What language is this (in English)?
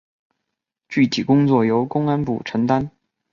Chinese